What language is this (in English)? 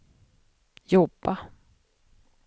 Swedish